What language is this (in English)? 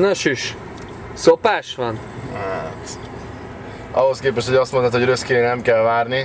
Hungarian